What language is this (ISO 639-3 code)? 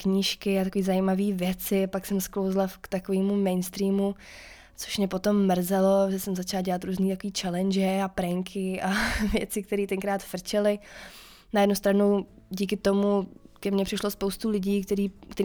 ces